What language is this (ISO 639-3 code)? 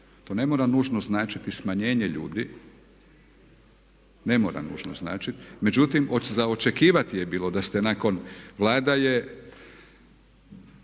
hrv